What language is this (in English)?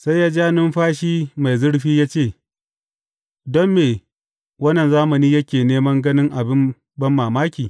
Hausa